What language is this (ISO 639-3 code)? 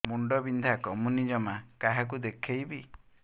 ori